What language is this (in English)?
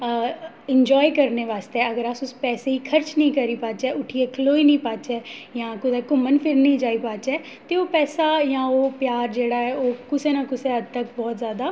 Dogri